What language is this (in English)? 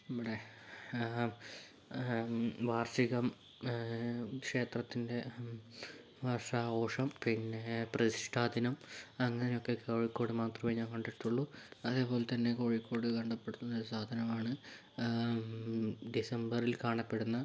Malayalam